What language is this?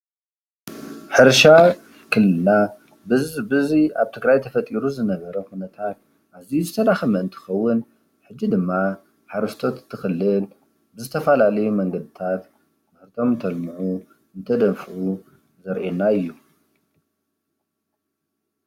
Tigrinya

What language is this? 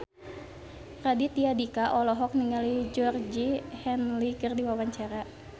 Sundanese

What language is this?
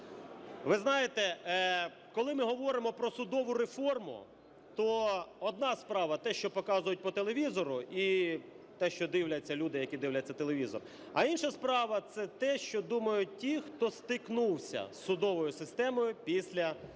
Ukrainian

